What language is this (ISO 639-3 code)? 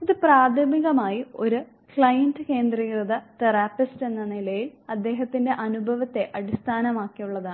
mal